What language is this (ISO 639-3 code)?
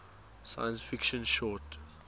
eng